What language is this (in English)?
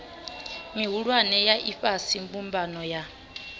Venda